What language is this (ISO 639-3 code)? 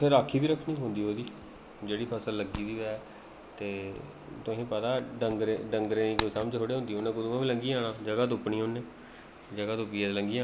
doi